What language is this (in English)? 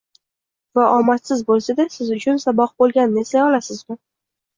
Uzbek